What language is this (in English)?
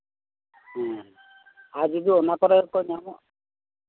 Santali